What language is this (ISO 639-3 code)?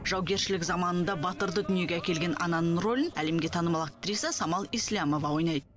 kaz